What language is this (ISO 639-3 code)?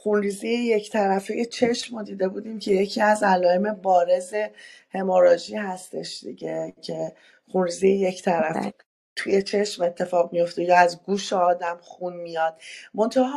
fas